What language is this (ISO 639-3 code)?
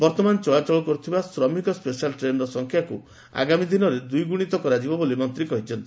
ori